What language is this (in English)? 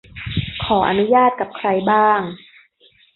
Thai